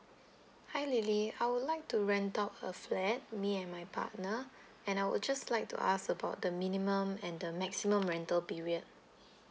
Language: English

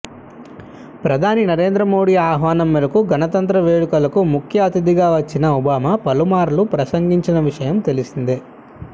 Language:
Telugu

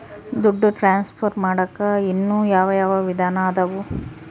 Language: Kannada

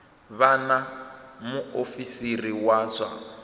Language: Venda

